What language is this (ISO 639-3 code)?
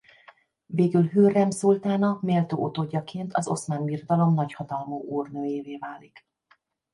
hun